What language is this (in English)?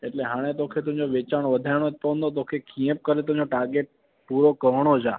Sindhi